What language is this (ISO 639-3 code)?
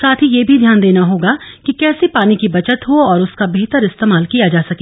hin